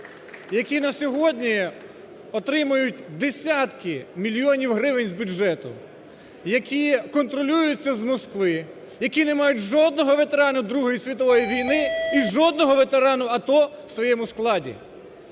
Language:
Ukrainian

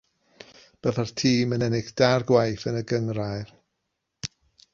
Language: Welsh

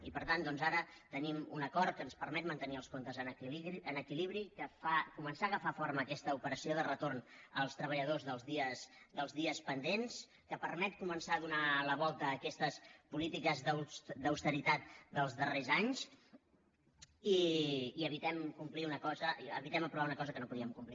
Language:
Catalan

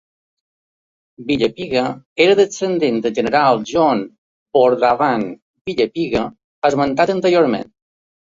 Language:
Catalan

